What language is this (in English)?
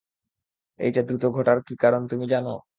Bangla